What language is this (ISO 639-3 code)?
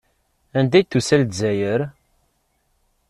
kab